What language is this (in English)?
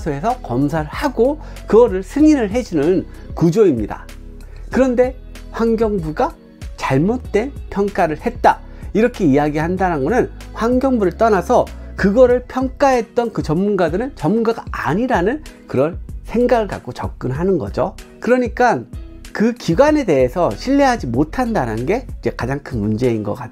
Korean